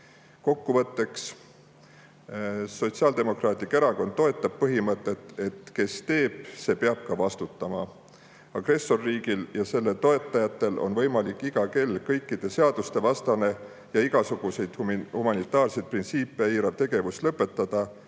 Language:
Estonian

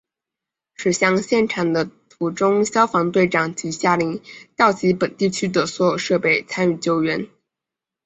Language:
Chinese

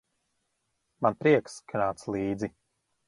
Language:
Latvian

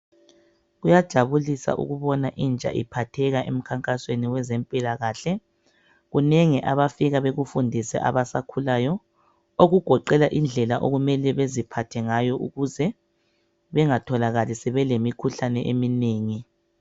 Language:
North Ndebele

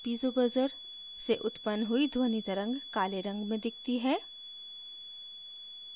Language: Hindi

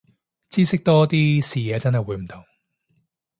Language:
Cantonese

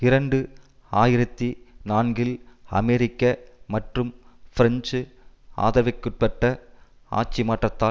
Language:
Tamil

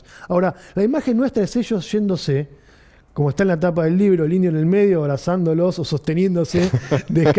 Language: Spanish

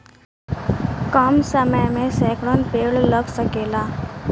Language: Bhojpuri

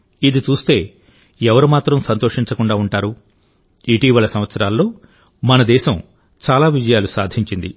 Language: Telugu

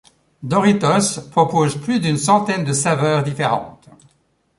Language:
French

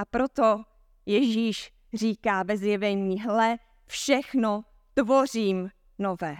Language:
Czech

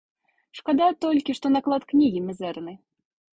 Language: Belarusian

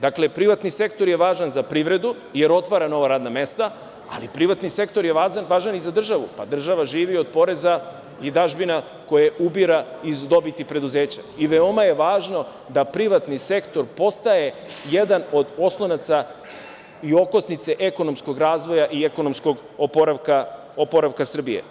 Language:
Serbian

